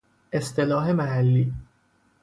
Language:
Persian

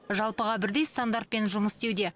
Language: Kazakh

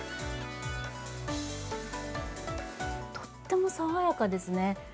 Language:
Japanese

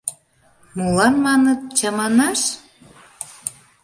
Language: Mari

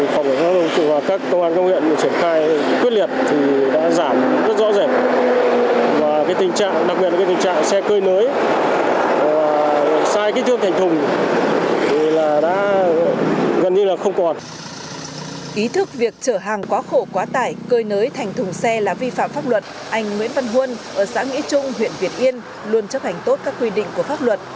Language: Vietnamese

